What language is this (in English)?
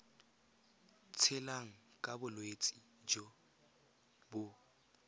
Tswana